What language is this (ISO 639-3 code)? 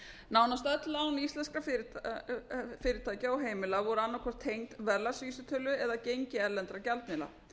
isl